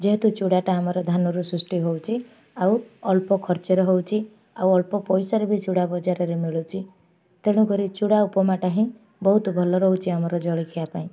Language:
Odia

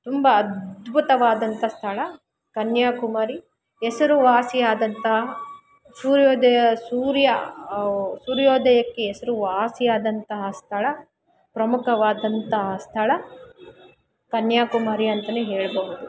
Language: Kannada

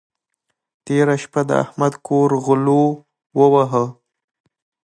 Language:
Pashto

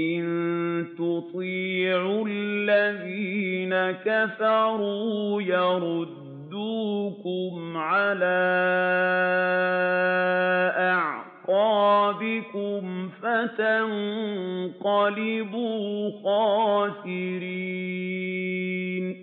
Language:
Arabic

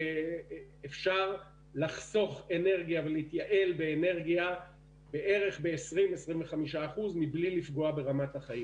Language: Hebrew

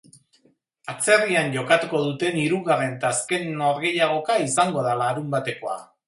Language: Basque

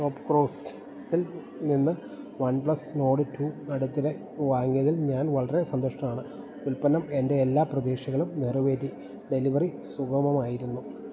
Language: Malayalam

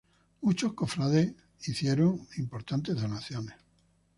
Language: Spanish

